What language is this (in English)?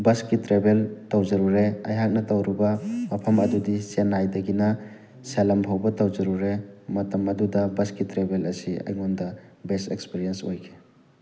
Manipuri